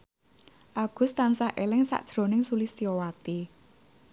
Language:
Javanese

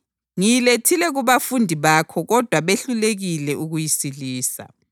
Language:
North Ndebele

